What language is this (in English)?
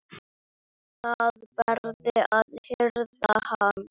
Icelandic